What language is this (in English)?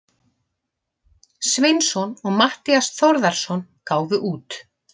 Icelandic